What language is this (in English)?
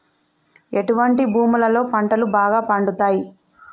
Telugu